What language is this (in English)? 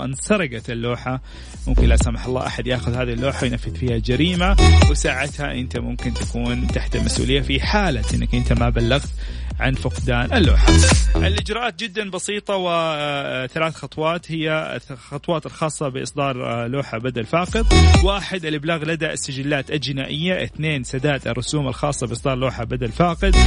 Arabic